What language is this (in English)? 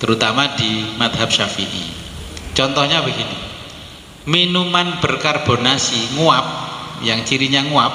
Indonesian